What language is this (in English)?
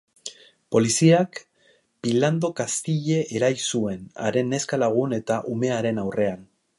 Basque